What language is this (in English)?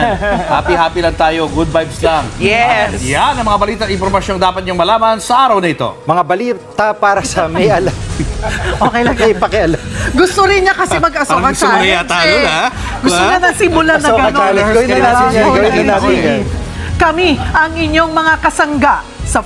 Filipino